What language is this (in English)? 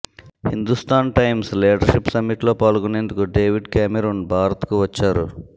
Telugu